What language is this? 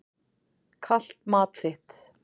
Icelandic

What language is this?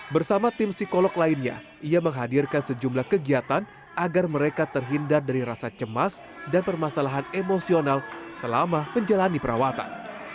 Indonesian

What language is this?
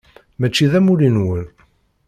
Kabyle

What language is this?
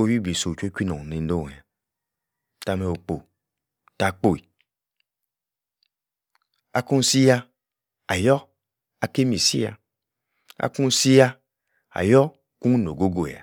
Yace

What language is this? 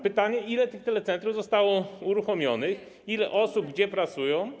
Polish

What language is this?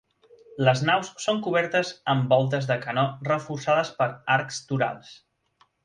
Catalan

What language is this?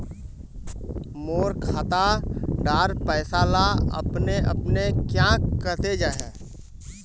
Magahi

